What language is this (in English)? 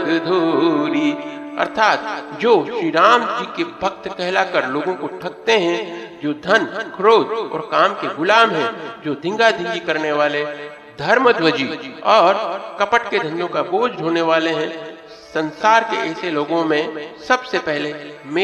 Hindi